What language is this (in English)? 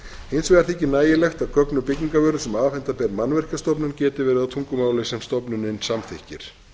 Icelandic